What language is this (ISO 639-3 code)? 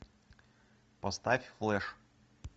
rus